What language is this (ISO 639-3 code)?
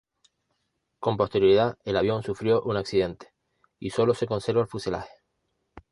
spa